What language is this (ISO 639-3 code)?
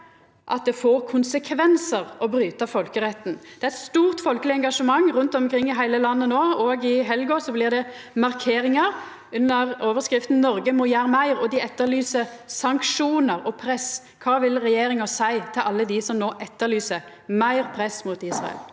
nor